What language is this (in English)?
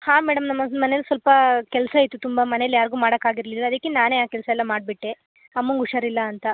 Kannada